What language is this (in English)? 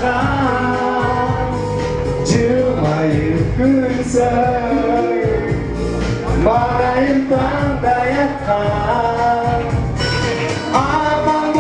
Indonesian